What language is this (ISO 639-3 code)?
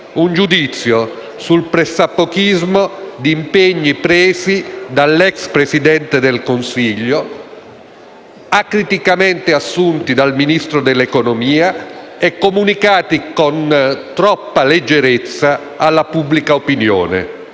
ita